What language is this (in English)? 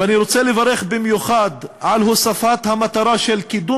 Hebrew